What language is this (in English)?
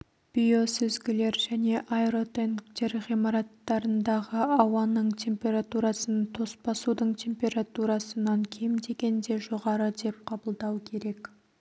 Kazakh